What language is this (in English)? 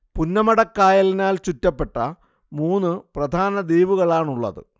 Malayalam